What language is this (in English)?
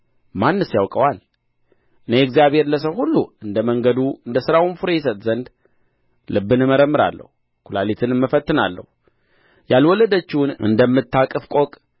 Amharic